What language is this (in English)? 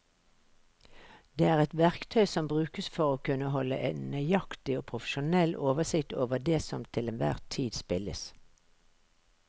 Norwegian